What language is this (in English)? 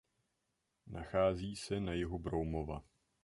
Czech